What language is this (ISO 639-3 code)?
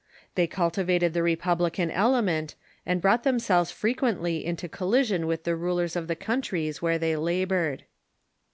eng